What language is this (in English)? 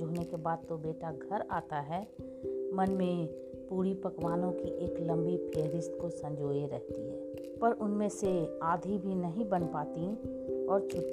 Hindi